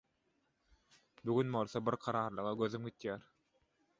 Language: Turkmen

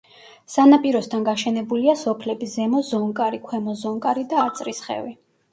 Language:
Georgian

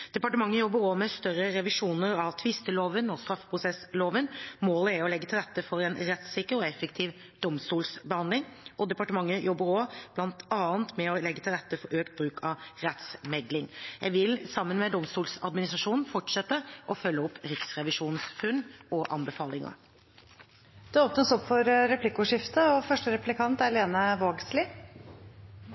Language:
Norwegian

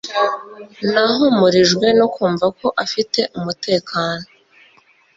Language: Kinyarwanda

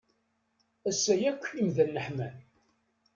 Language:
Kabyle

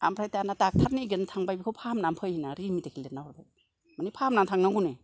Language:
Bodo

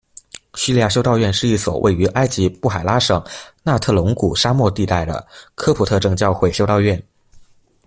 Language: Chinese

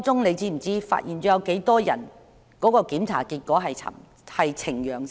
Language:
Cantonese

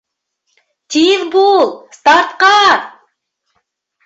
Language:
Bashkir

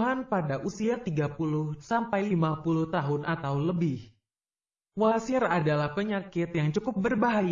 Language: Indonesian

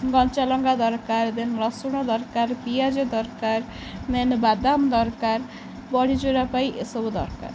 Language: Odia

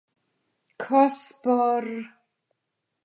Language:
Latvian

